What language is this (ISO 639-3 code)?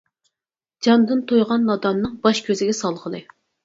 uig